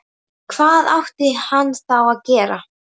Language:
Icelandic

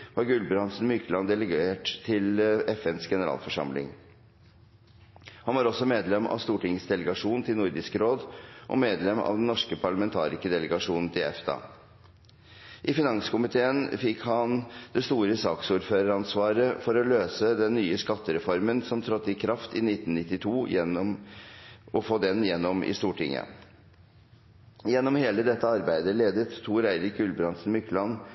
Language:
Norwegian Bokmål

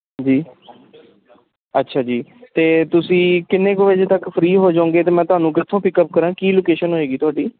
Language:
Punjabi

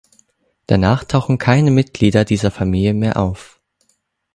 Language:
German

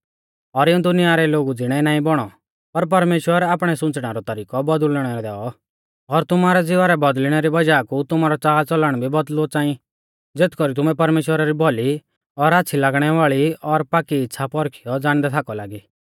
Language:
Mahasu Pahari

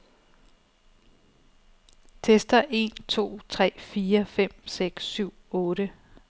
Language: Danish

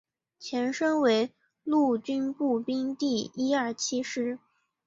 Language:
Chinese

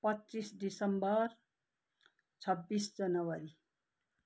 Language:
Nepali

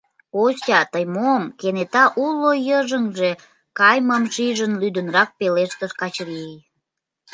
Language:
Mari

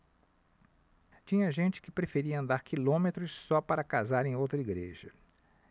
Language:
Portuguese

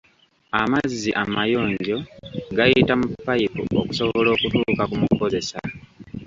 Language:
Ganda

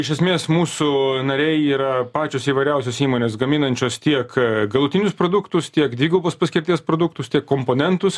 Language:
Lithuanian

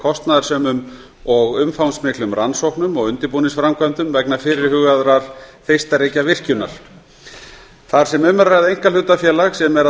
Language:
Icelandic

